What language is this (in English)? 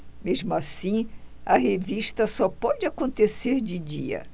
Portuguese